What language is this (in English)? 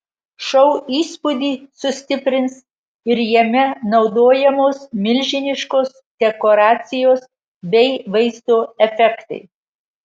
Lithuanian